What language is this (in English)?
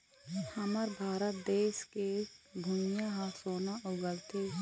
Chhattisgarhi